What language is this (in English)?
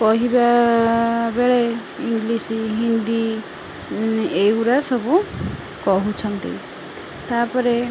Odia